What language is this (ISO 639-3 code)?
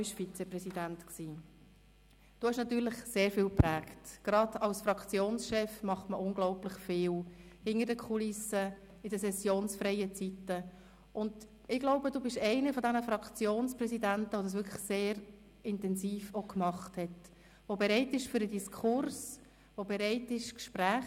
gsw